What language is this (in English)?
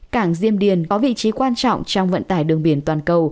Vietnamese